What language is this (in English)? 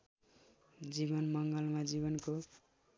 Nepali